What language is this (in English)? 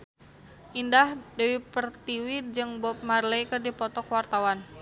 Sundanese